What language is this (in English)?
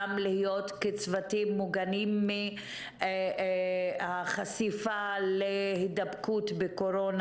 Hebrew